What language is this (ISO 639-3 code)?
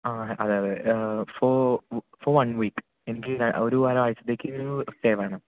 mal